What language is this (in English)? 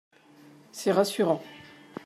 French